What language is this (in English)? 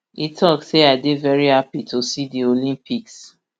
Nigerian Pidgin